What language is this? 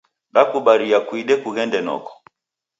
Taita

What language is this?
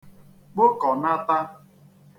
Igbo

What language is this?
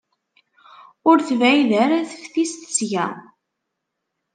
Kabyle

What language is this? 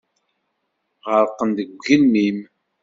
Kabyle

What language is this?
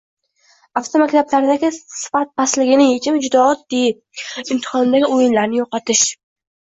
Uzbek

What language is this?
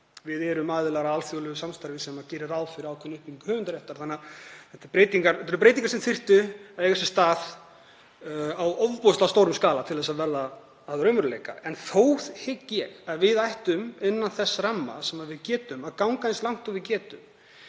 Icelandic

